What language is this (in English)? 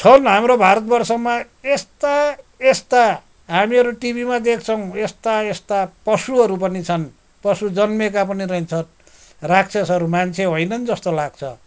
Nepali